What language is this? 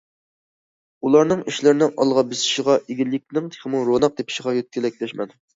Uyghur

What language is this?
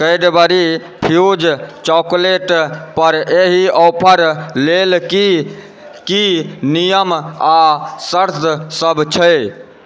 Maithili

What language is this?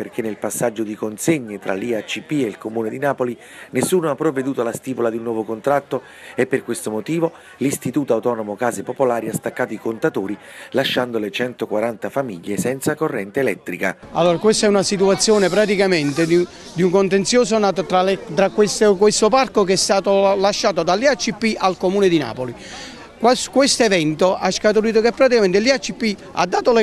Italian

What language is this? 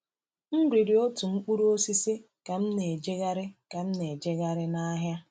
Igbo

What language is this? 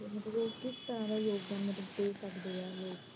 Punjabi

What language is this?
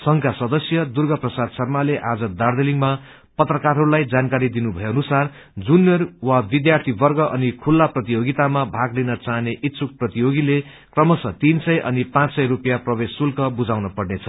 Nepali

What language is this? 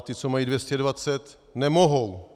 Czech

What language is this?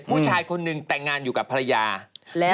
Thai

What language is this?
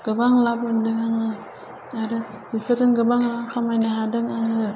Bodo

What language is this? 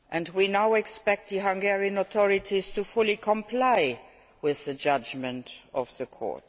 English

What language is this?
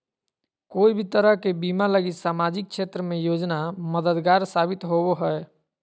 Magahi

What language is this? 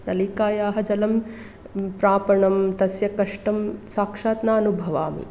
Sanskrit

